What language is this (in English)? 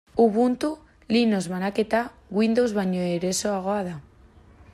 Basque